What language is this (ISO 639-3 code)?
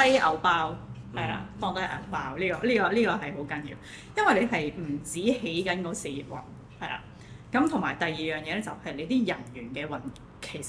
zho